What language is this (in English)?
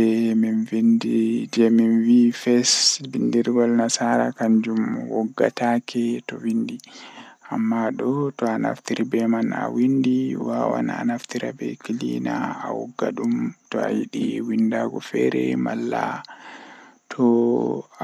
Western Niger Fulfulde